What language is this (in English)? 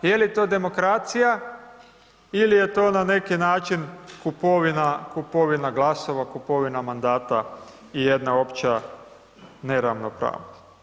Croatian